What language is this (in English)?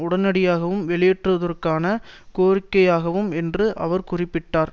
Tamil